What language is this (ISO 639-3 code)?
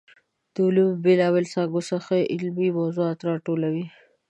pus